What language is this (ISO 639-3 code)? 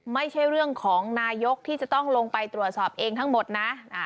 tha